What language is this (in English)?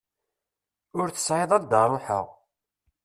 Kabyle